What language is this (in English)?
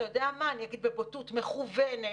Hebrew